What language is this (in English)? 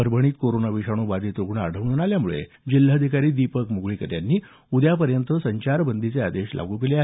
Marathi